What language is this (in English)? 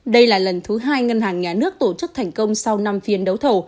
Vietnamese